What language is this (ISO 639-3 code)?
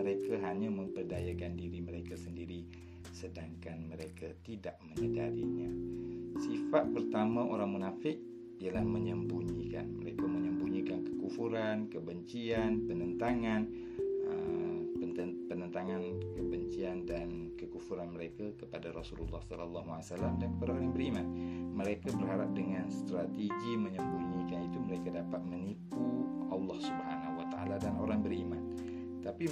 msa